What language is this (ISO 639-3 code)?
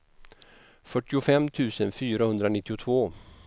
swe